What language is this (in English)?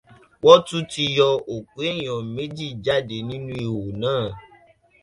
Yoruba